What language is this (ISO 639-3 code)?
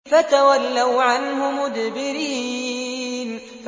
ara